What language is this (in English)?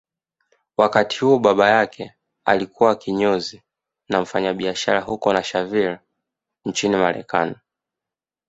Swahili